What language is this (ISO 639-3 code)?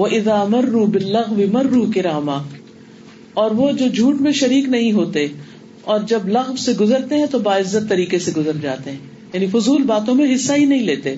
urd